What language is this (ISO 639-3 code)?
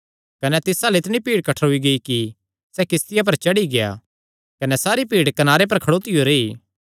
xnr